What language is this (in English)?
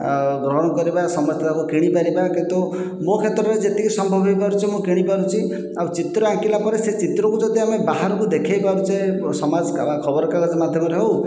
Odia